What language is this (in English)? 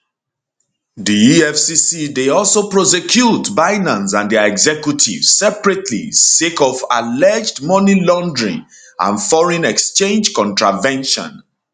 Nigerian Pidgin